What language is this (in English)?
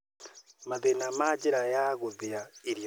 Kikuyu